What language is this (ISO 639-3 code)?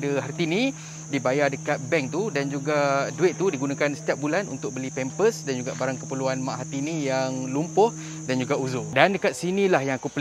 msa